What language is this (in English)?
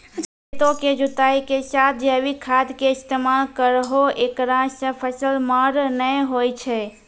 Maithili